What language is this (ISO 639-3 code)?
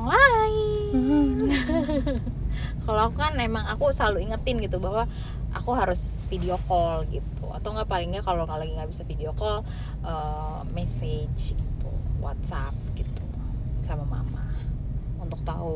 ind